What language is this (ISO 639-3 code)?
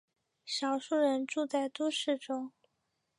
zho